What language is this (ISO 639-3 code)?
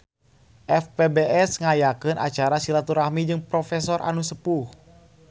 sun